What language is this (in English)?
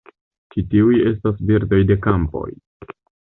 Esperanto